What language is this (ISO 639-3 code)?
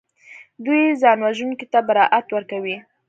pus